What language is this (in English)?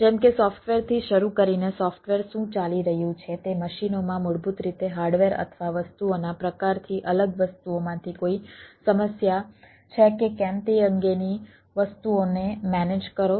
Gujarati